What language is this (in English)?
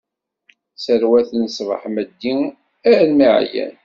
Kabyle